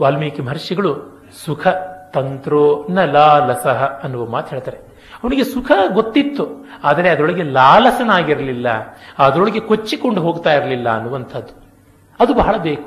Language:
Kannada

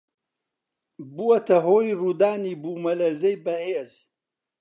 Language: Central Kurdish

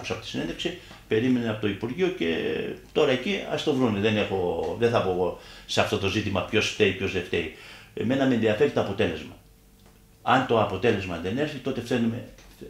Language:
Greek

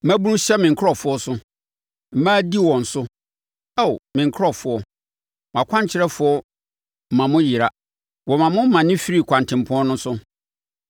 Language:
Akan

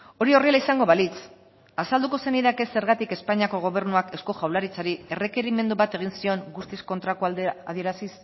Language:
Basque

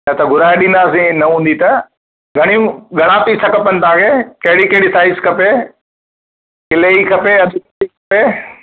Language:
Sindhi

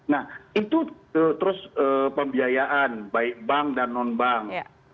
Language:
Indonesian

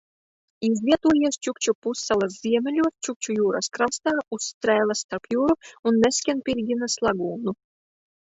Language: Latvian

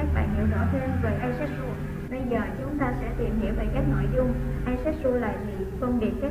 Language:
Vietnamese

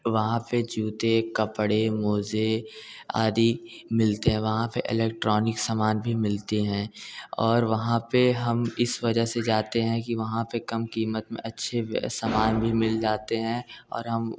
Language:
Hindi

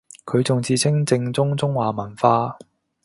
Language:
Cantonese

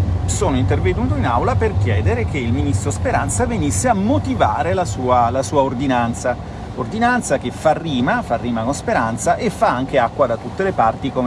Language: Italian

